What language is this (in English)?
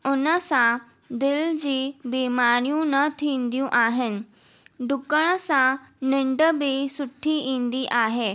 Sindhi